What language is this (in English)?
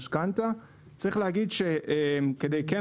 Hebrew